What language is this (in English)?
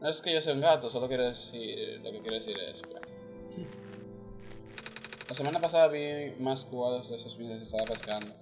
Spanish